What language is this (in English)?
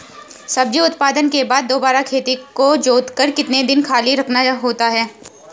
Hindi